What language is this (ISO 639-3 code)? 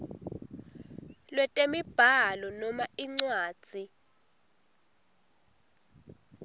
ssw